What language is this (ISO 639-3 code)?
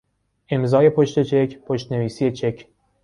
fas